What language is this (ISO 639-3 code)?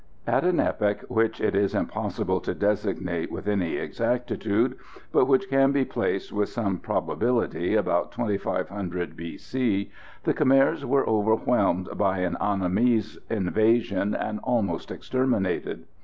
eng